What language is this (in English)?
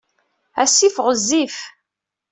Kabyle